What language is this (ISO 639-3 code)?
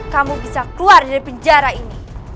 ind